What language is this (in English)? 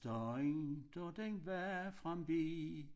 Danish